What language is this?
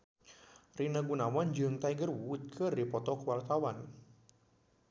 Sundanese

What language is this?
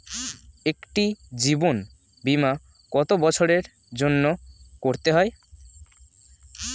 Bangla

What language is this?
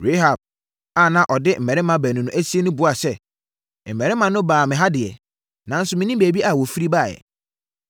Akan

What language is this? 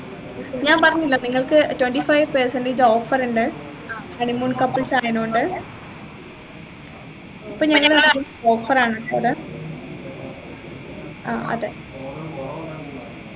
Malayalam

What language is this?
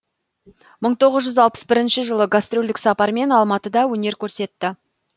Kazakh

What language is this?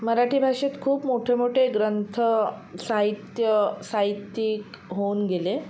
Marathi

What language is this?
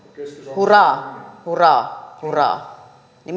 Finnish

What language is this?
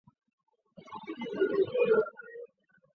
Chinese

